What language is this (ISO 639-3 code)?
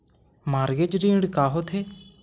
hne